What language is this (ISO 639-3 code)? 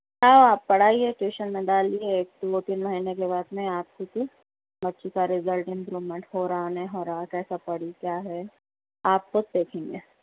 urd